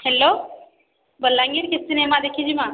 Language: Odia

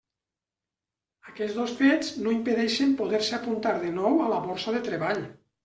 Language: Catalan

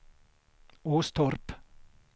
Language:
Swedish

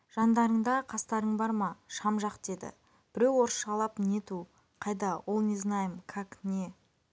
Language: Kazakh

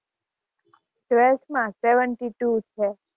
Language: Gujarati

